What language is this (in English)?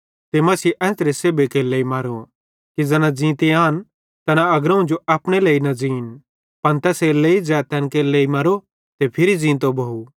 Bhadrawahi